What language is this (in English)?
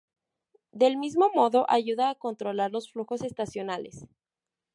Spanish